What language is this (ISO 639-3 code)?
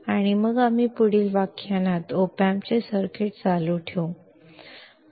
mar